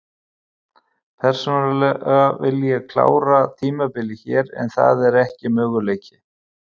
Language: Icelandic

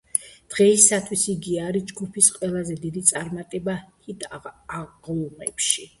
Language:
Georgian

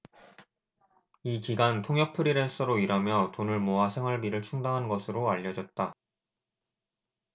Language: Korean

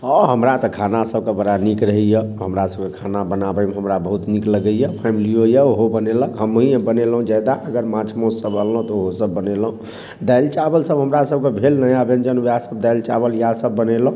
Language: Maithili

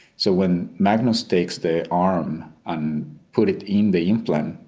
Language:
English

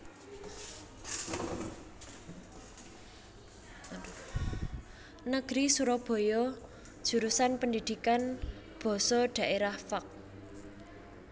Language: Javanese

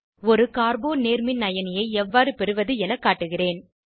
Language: Tamil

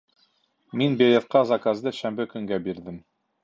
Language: Bashkir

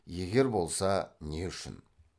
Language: Kazakh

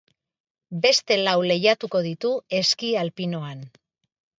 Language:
Basque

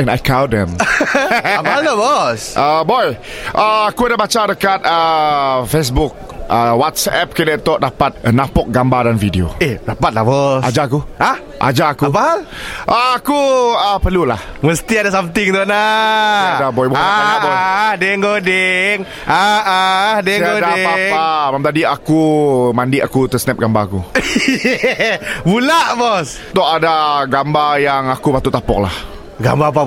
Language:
Malay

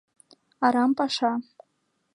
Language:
Mari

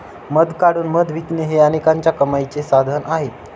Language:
Marathi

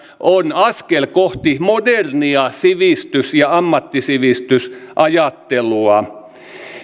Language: Finnish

